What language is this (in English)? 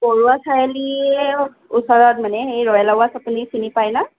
Assamese